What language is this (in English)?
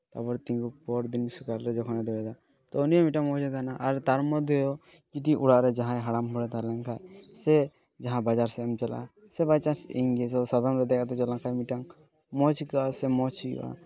Santali